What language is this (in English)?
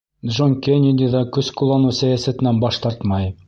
Bashkir